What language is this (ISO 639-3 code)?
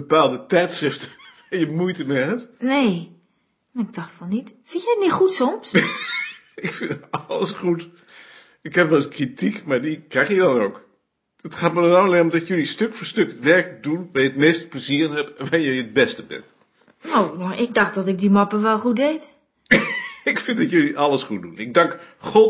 nld